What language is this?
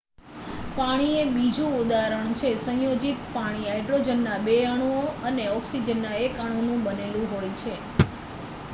Gujarati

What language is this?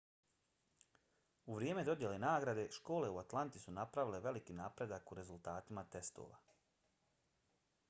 Bosnian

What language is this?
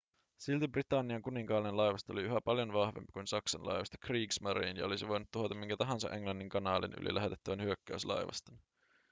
Finnish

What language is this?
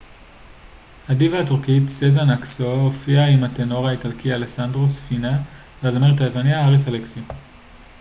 Hebrew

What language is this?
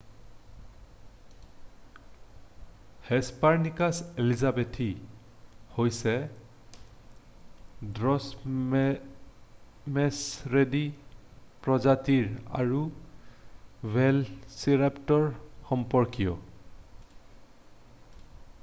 Assamese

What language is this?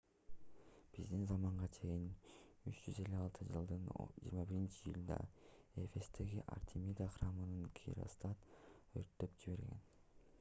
Kyrgyz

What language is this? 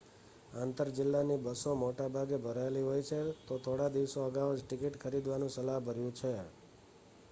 Gujarati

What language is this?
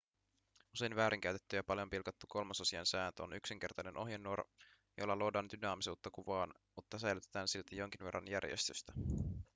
Finnish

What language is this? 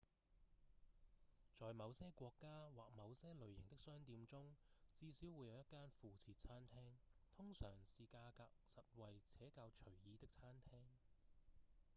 Cantonese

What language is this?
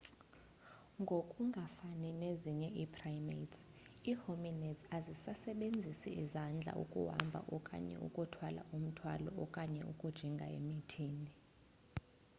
Xhosa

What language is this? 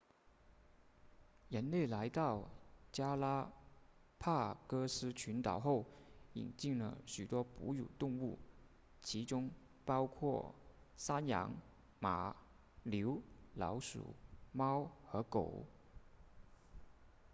Chinese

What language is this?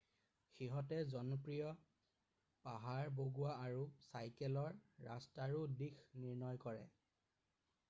Assamese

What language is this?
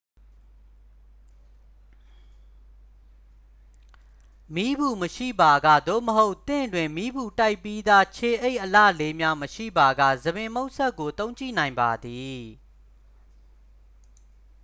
Burmese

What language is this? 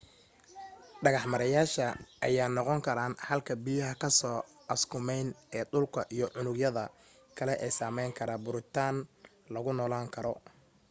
Somali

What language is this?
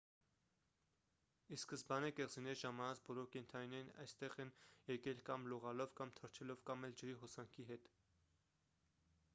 Armenian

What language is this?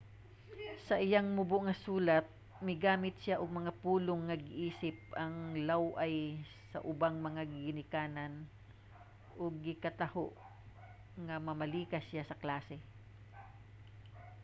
Cebuano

